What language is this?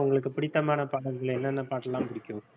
Tamil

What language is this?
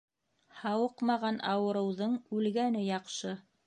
Bashkir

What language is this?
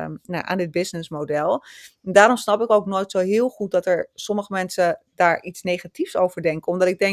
Dutch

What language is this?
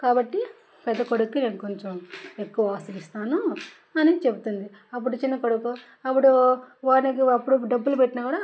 Telugu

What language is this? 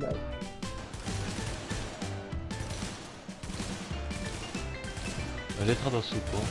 Dutch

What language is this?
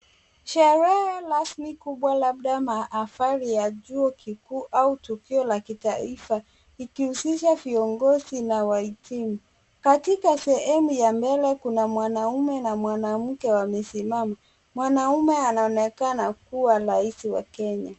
Swahili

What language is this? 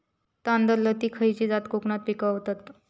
Marathi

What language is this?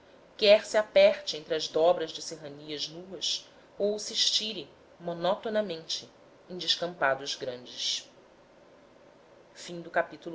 Portuguese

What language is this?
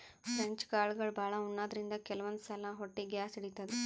Kannada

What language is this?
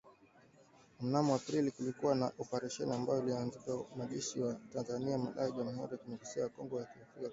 Swahili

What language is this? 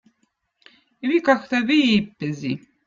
Votic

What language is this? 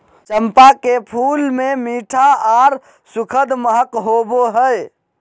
Magahi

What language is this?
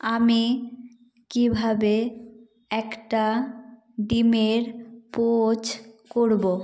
Bangla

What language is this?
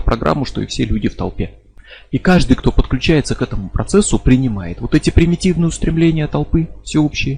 Russian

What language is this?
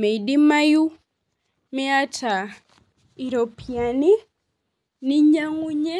Masai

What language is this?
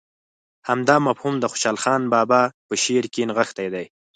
Pashto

